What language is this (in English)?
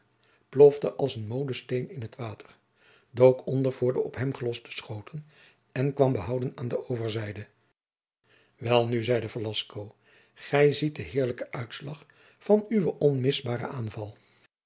Dutch